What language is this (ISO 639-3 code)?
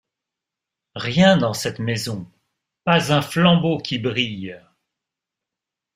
fra